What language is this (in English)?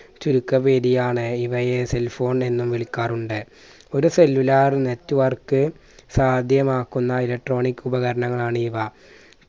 Malayalam